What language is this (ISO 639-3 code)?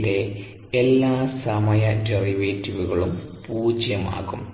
mal